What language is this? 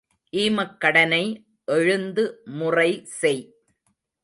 Tamil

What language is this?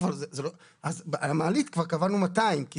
Hebrew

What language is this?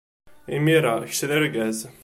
Kabyle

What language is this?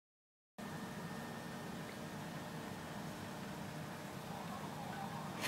English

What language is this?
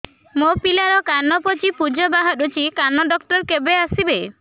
Odia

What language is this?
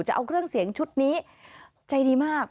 Thai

